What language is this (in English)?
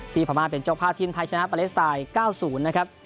Thai